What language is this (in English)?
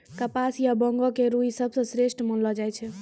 Maithili